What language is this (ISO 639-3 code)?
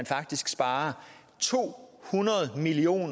dan